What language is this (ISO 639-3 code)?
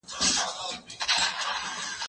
pus